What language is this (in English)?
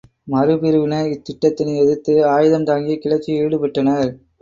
Tamil